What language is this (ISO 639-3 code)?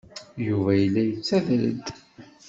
kab